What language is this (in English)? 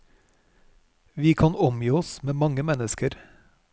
Norwegian